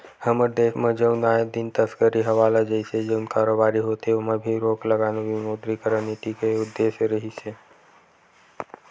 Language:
Chhattisgarhi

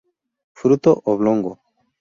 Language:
Spanish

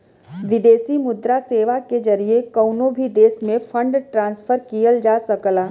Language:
Bhojpuri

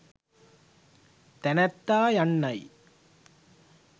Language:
Sinhala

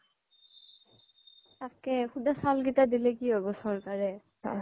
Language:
Assamese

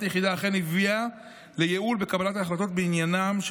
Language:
Hebrew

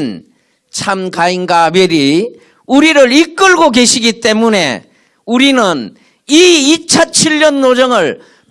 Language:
Korean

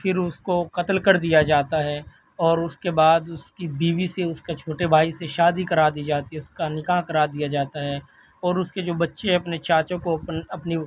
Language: Urdu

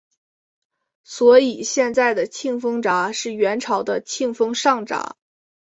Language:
Chinese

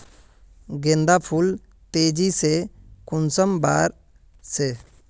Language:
Magahi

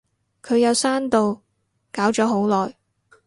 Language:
Cantonese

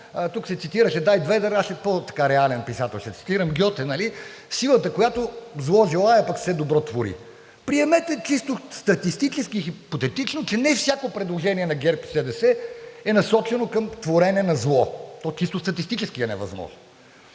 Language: Bulgarian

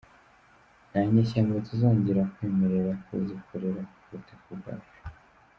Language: Kinyarwanda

